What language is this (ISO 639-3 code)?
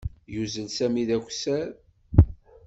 kab